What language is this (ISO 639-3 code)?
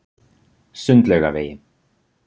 isl